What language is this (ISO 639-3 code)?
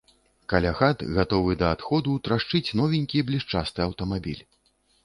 bel